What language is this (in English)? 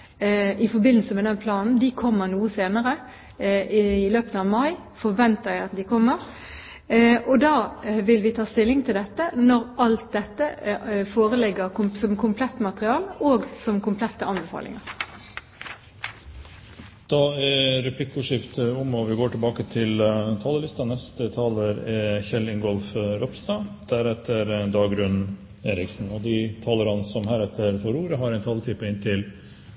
Norwegian